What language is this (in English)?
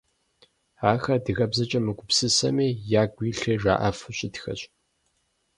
Kabardian